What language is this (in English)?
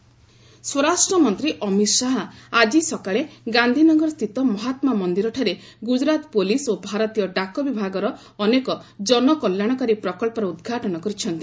Odia